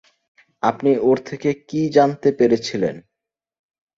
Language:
Bangla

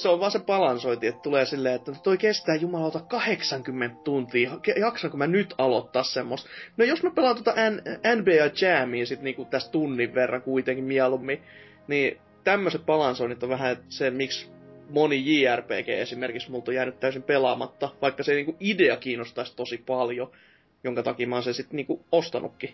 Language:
Finnish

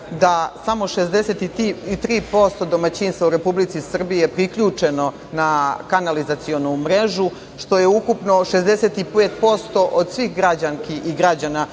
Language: Serbian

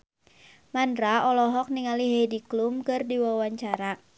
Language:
Sundanese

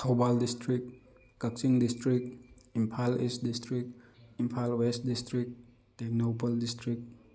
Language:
Manipuri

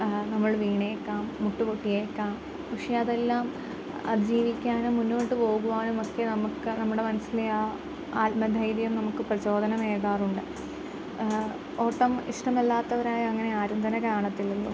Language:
Malayalam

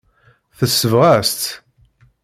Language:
Kabyle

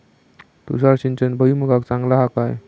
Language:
Marathi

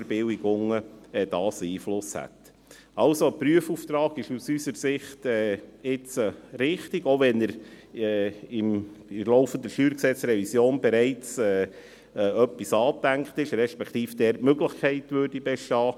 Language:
Swiss German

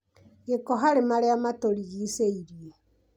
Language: Kikuyu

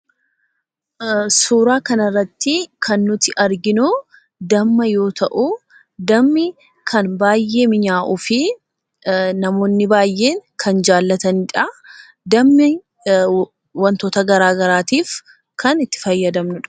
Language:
Oromo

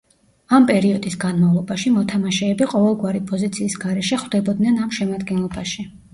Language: Georgian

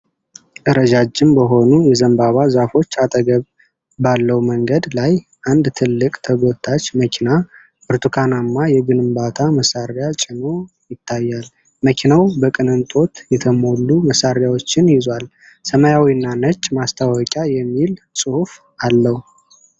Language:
Amharic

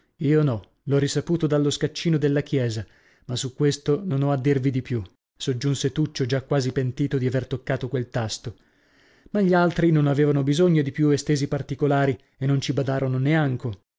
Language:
Italian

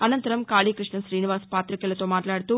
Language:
Telugu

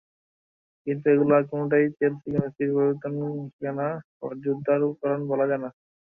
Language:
Bangla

